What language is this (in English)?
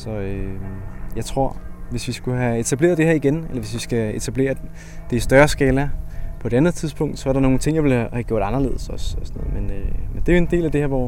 Danish